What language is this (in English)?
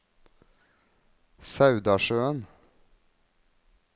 Norwegian